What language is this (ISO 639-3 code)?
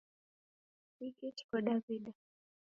dav